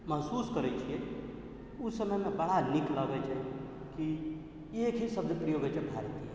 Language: Maithili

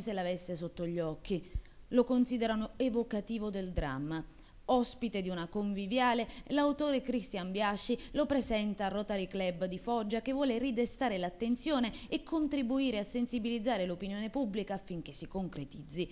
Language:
Italian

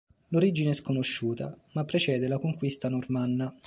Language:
Italian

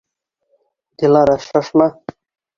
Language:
Bashkir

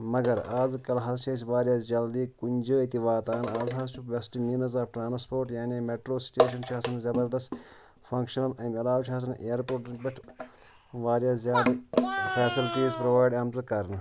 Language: Kashmiri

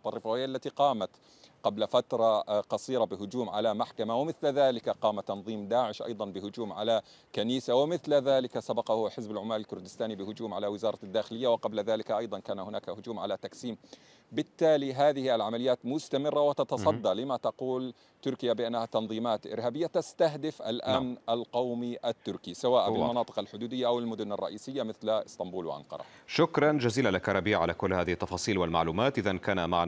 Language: Arabic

